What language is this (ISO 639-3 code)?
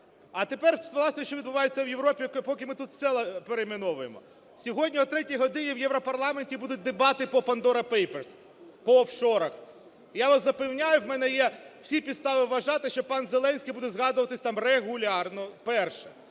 ukr